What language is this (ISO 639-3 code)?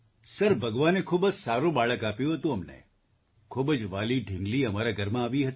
guj